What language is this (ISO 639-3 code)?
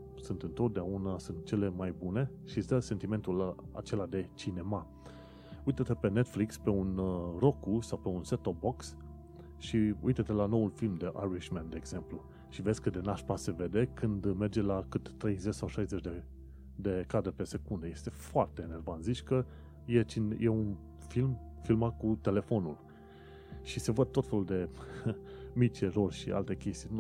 ron